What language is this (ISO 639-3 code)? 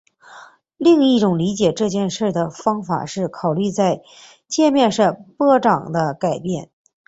zho